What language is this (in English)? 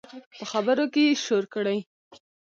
Pashto